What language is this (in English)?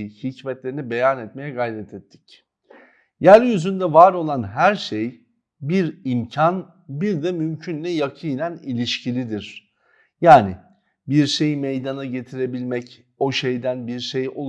Turkish